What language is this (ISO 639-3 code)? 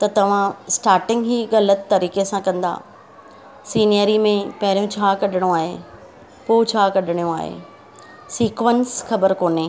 snd